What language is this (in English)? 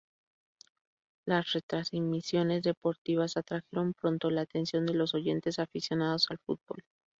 Spanish